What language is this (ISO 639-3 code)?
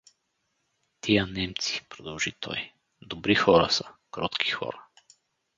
bul